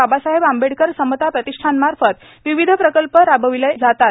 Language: Marathi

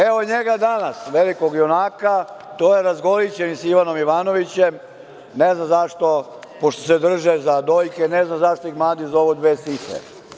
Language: Serbian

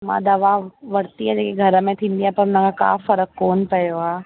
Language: Sindhi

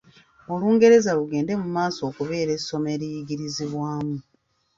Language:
Ganda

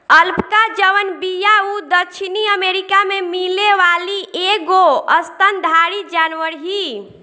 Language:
Bhojpuri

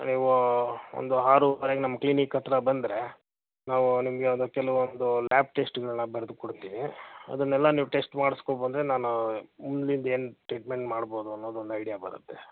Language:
Kannada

